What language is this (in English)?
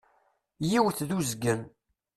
Kabyle